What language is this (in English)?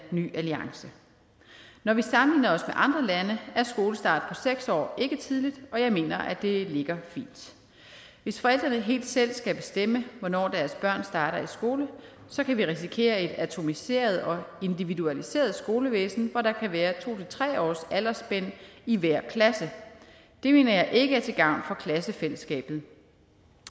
Danish